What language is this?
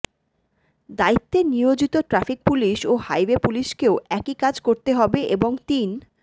Bangla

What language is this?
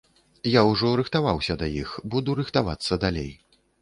Belarusian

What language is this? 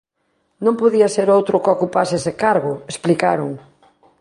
Galician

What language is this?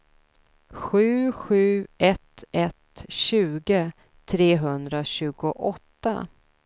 Swedish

